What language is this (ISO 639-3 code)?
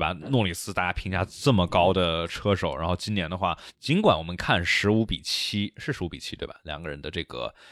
zho